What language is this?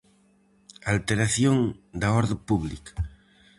Galician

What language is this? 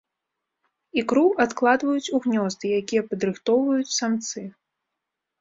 Belarusian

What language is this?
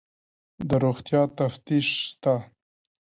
Pashto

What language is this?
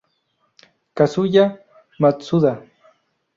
Spanish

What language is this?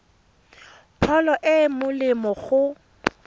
Tswana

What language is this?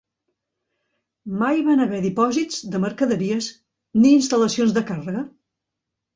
Catalan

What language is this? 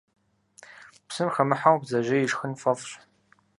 Kabardian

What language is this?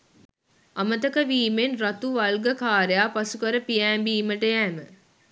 Sinhala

